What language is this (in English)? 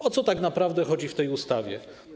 Polish